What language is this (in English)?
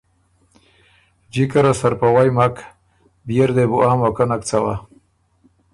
Ormuri